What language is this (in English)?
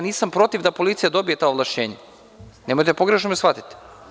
Serbian